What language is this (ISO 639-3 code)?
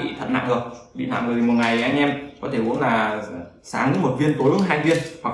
vie